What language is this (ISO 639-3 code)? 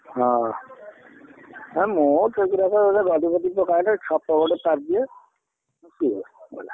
ori